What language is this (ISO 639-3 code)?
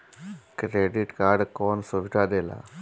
bho